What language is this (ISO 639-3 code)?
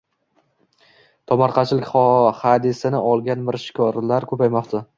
uzb